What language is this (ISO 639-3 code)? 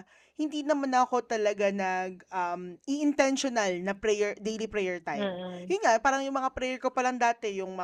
fil